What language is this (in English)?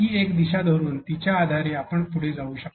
Marathi